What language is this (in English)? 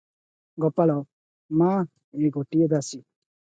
Odia